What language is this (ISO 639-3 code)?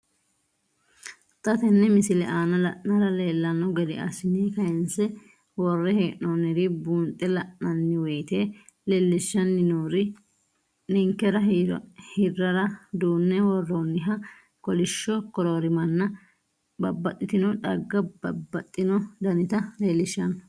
sid